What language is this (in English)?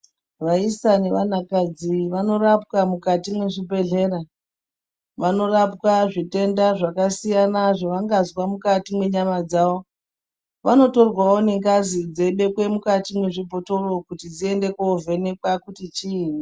Ndau